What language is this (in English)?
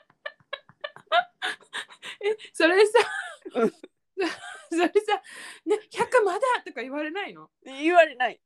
Japanese